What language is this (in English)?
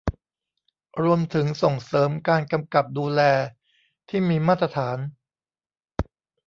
Thai